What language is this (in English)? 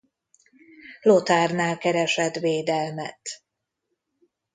Hungarian